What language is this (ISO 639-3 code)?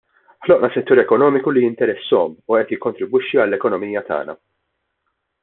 mlt